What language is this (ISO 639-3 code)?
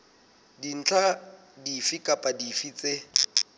sot